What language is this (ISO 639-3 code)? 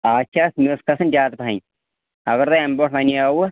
kas